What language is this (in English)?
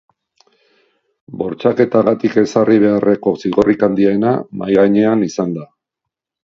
Basque